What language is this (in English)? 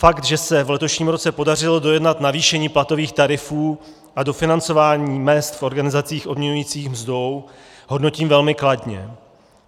Czech